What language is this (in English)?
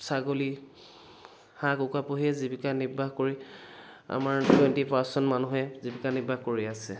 Assamese